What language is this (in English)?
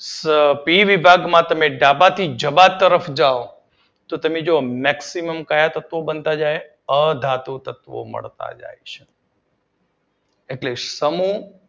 Gujarati